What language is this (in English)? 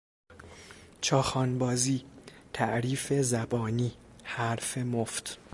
Persian